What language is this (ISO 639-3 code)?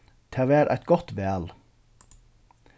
fao